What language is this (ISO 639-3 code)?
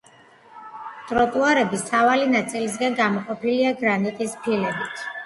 kat